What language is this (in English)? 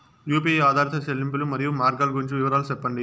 Telugu